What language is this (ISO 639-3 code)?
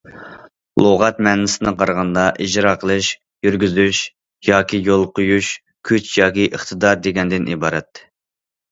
uig